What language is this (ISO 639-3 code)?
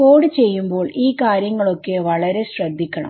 mal